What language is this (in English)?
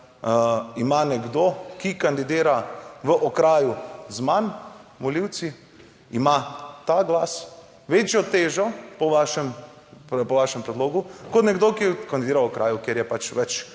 Slovenian